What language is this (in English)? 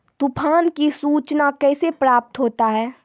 Maithili